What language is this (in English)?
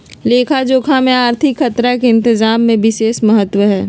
Magahi